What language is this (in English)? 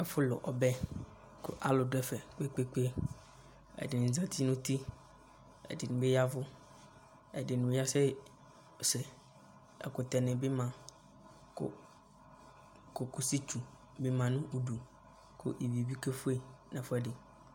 Ikposo